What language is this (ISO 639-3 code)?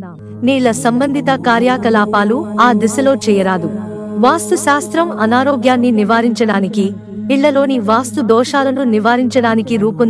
tel